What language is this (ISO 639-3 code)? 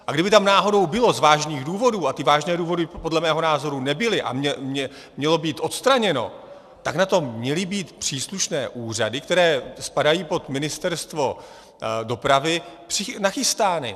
ces